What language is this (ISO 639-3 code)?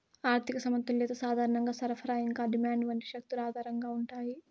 tel